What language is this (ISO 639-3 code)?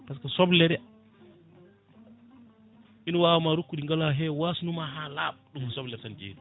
ful